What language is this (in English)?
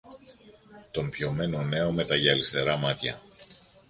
Greek